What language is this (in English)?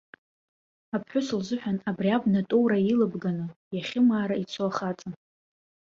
Abkhazian